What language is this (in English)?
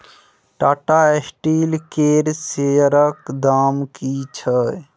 Maithili